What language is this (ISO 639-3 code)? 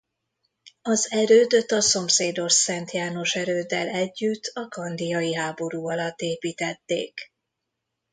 hun